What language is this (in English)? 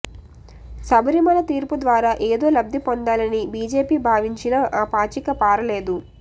Telugu